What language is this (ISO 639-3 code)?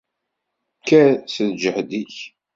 kab